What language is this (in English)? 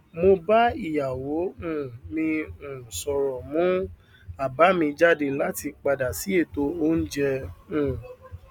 Yoruba